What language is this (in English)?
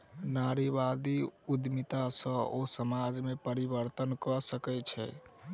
Maithili